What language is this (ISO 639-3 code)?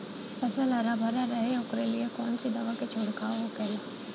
bho